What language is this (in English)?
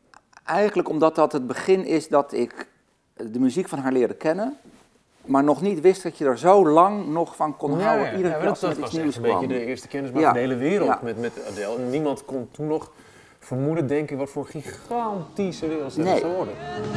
Dutch